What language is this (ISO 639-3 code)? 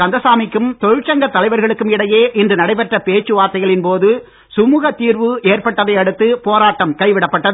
tam